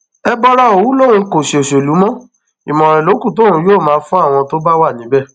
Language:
Yoruba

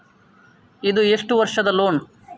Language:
Kannada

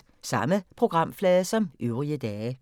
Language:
Danish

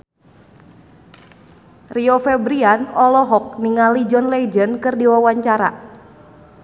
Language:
Sundanese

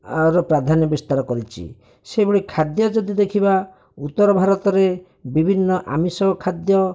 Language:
Odia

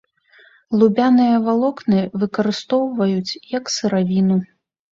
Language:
Belarusian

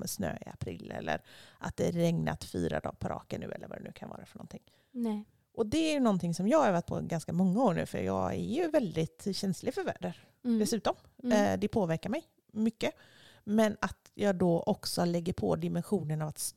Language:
Swedish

